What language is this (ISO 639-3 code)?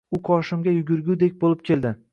uzb